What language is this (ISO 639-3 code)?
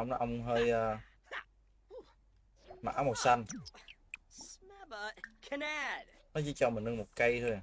vie